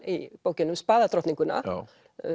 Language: Icelandic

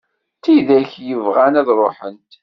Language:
Kabyle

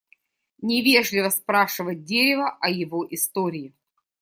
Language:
Russian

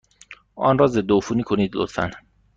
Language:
Persian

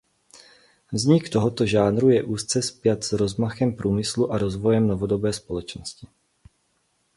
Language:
Czech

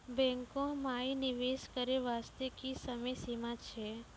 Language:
Maithili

